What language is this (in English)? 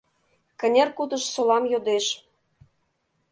Mari